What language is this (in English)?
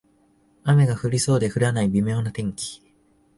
Japanese